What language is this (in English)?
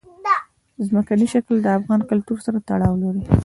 Pashto